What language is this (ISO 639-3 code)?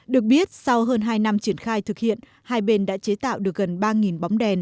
vie